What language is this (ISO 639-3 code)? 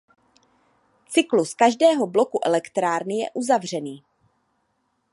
ces